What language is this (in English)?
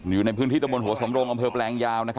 Thai